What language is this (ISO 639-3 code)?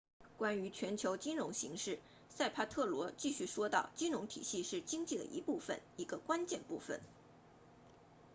zho